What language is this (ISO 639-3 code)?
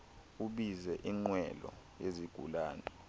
xho